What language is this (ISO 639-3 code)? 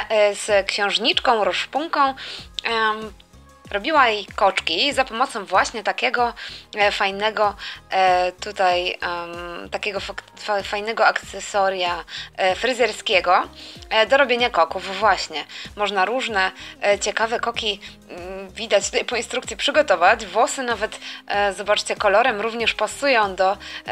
pol